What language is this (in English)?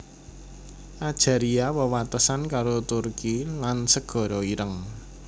Javanese